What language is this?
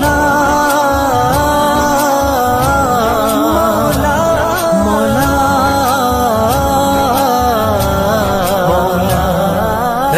Arabic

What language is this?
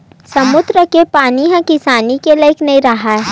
Chhattisgarhi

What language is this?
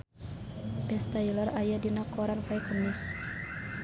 Sundanese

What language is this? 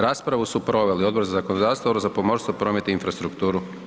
Croatian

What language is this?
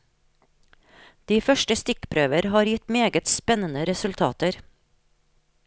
Norwegian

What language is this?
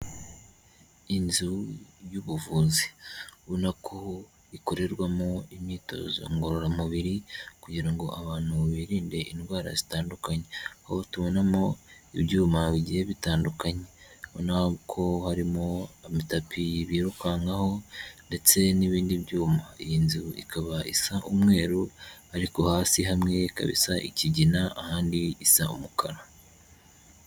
Kinyarwanda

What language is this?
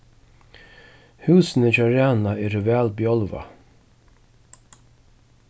Faroese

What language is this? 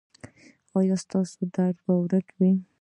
Pashto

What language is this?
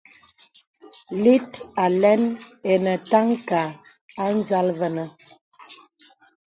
Bebele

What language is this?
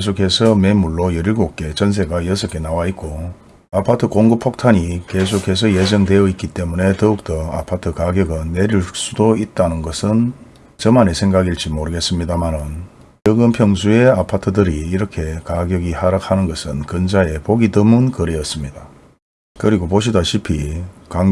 Korean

